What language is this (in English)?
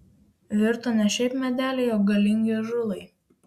Lithuanian